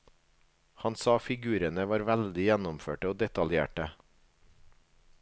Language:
Norwegian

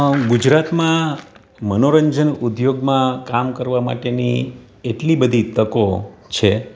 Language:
Gujarati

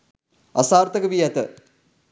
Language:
Sinhala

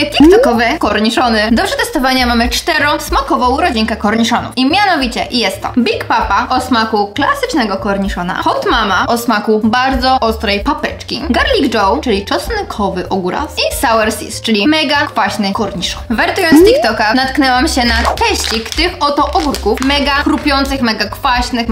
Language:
Polish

